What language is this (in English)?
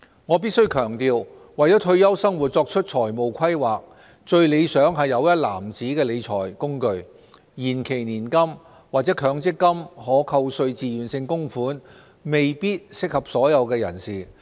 Cantonese